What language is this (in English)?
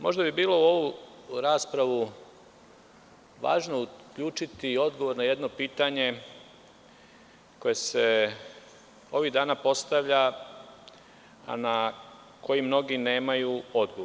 Serbian